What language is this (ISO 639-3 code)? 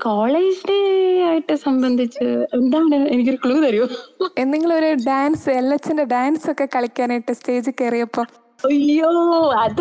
mal